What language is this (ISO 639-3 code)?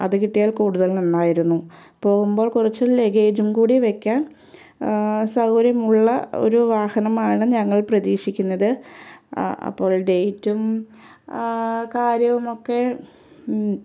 mal